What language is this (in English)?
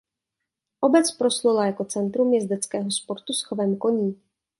Czech